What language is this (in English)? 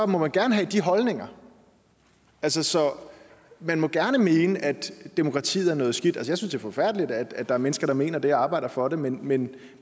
Danish